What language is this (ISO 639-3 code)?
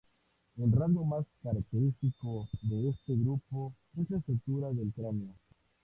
spa